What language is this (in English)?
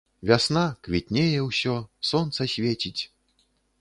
Belarusian